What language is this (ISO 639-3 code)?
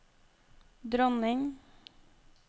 nor